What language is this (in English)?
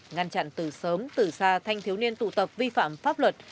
Vietnamese